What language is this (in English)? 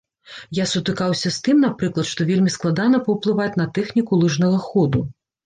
Belarusian